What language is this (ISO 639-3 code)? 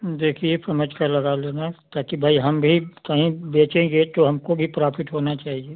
hin